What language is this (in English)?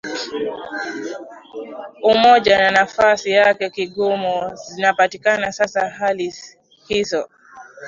Swahili